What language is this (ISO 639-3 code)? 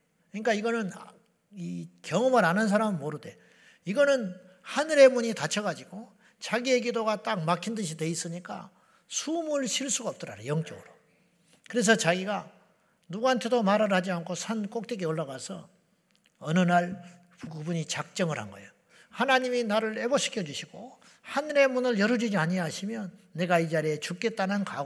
kor